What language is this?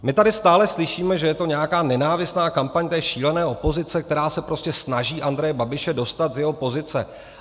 Czech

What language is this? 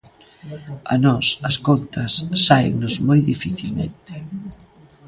Galician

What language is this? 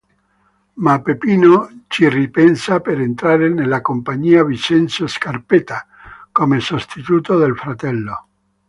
Italian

